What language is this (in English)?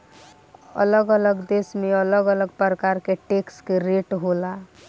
Bhojpuri